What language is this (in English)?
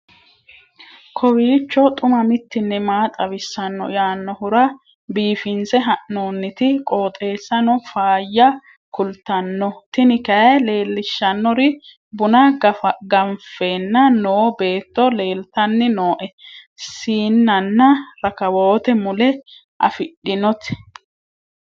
Sidamo